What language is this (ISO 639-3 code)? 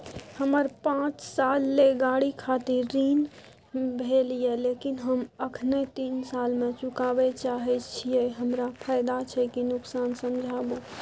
mai